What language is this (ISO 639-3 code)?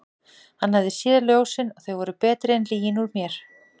isl